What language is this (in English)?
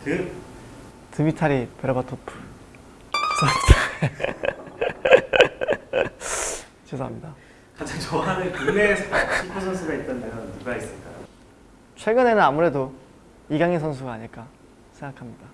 Korean